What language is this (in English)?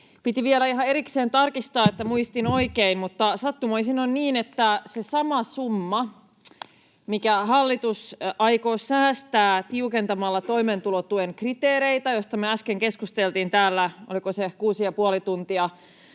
Finnish